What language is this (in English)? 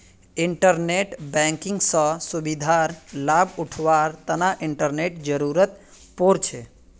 Magahi